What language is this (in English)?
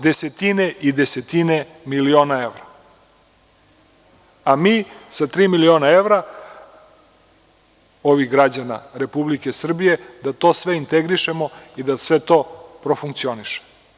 Serbian